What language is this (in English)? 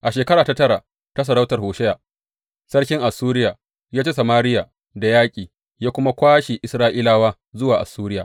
Hausa